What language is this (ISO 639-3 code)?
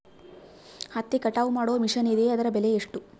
kan